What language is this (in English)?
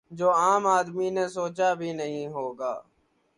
Urdu